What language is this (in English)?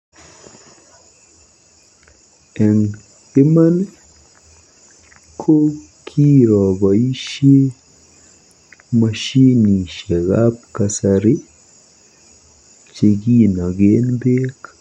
Kalenjin